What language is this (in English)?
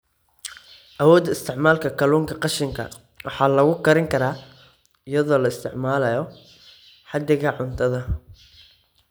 Somali